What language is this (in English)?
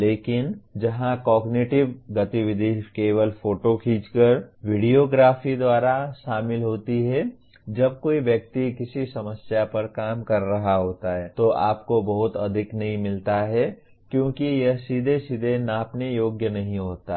Hindi